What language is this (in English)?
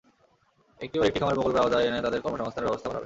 Bangla